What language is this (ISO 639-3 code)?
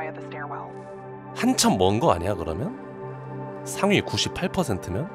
kor